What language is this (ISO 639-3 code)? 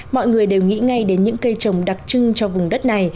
vie